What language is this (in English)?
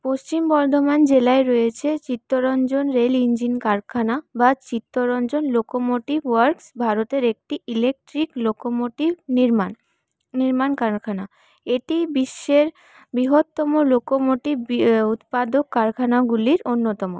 Bangla